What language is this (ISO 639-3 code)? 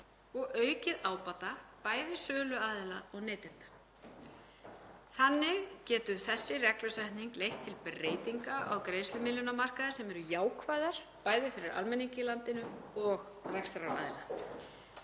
isl